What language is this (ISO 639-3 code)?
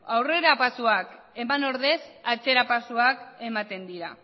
eus